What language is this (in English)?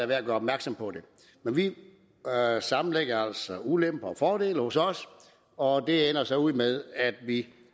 Danish